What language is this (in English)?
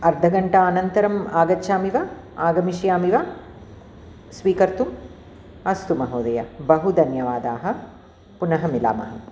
Sanskrit